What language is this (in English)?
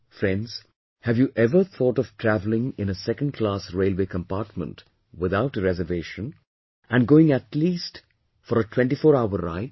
English